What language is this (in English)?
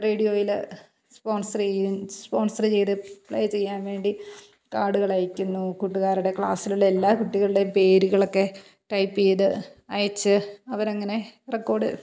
Malayalam